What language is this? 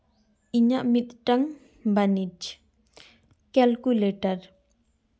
Santali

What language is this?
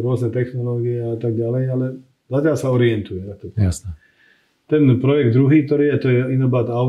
Slovak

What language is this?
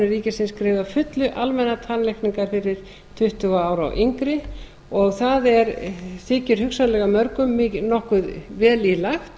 Icelandic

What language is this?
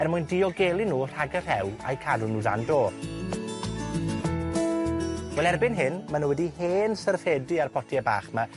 Welsh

